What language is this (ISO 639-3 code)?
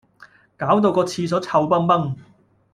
yue